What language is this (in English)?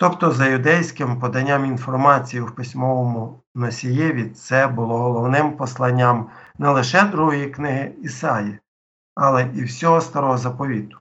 Ukrainian